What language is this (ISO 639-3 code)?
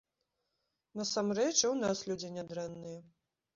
bel